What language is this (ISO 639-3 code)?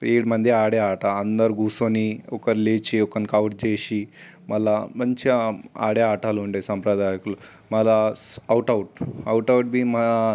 tel